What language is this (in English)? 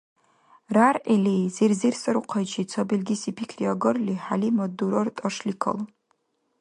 Dargwa